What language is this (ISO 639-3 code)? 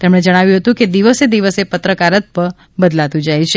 guj